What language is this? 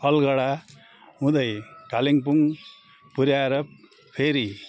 Nepali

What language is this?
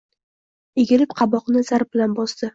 Uzbek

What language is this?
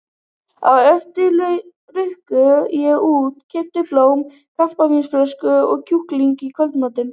Icelandic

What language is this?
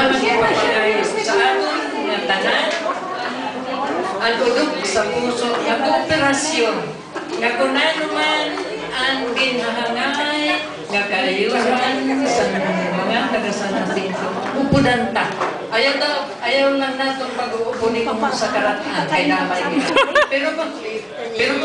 Filipino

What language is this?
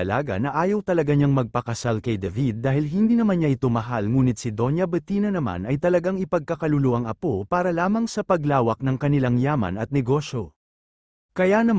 Filipino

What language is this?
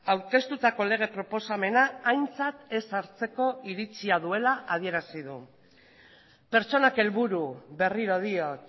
Basque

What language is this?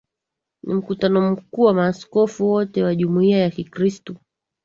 Swahili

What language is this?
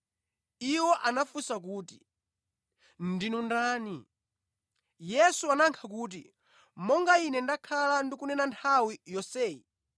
Nyanja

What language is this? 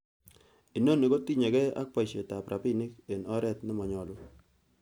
Kalenjin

